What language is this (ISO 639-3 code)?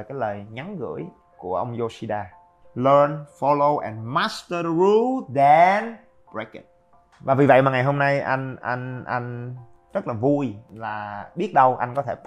vie